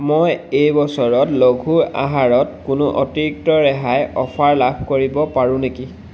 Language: Assamese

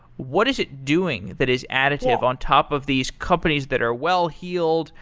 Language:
English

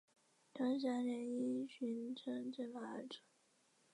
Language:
Chinese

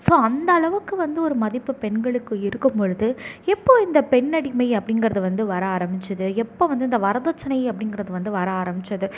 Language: Tamil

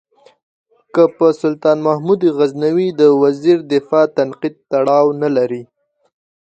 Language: Pashto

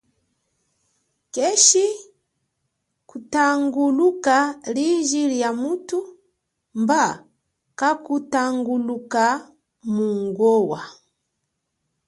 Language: Chokwe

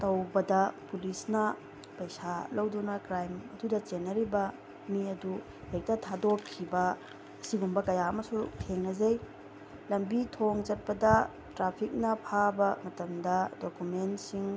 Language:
Manipuri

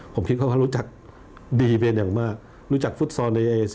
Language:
Thai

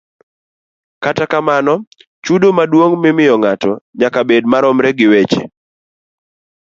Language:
Luo (Kenya and Tanzania)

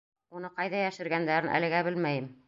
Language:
Bashkir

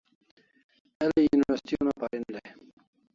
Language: Kalasha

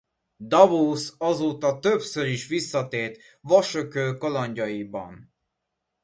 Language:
Hungarian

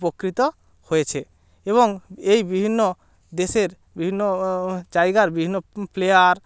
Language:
Bangla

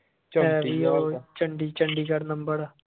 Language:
Punjabi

